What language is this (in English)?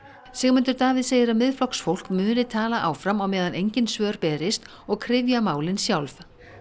Icelandic